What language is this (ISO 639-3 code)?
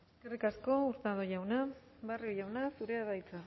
eus